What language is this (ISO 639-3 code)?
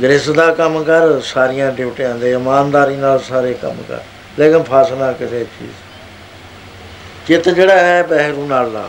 pan